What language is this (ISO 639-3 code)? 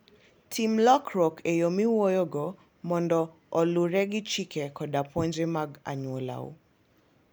luo